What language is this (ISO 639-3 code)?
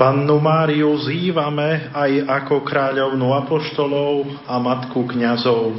slk